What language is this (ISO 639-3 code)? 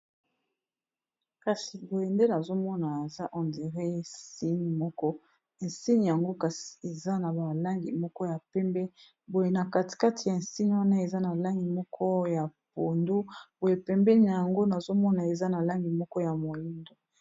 lin